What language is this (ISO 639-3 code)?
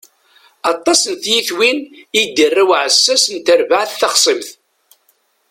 kab